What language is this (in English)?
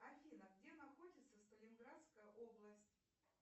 Russian